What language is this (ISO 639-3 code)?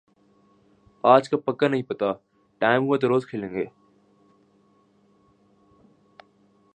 urd